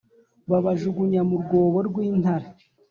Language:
Kinyarwanda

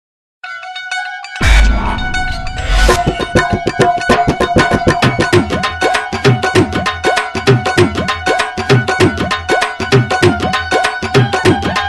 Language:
Hindi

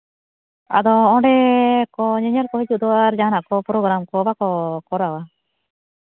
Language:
Santali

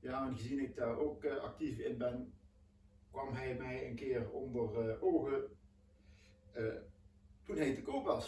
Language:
Dutch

